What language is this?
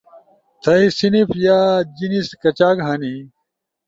Ushojo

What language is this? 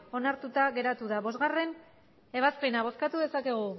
Basque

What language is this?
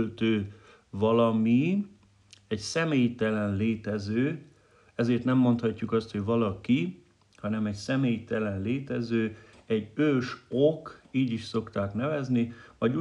Hungarian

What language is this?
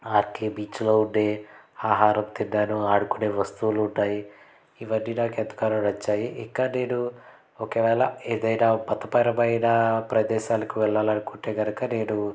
Telugu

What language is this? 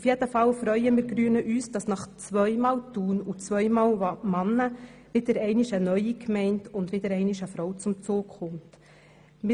Swiss German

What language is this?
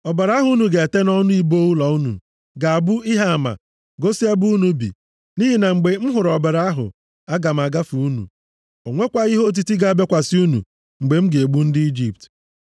Igbo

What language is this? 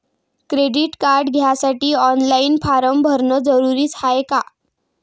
Marathi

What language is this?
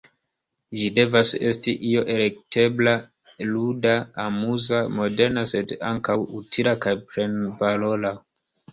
Esperanto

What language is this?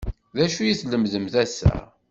Kabyle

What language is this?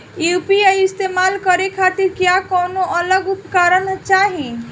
Bhojpuri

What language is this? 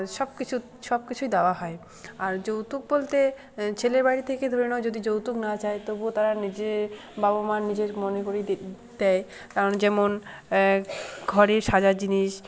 Bangla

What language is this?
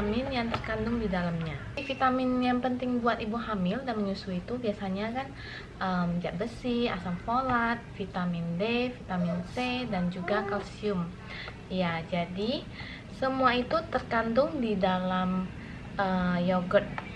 Indonesian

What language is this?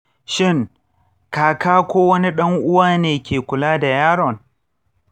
Hausa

